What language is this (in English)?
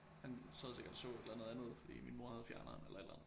Danish